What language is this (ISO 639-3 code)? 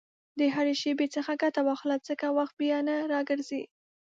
pus